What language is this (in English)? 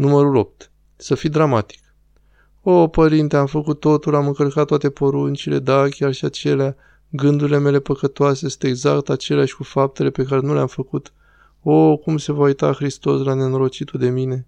Romanian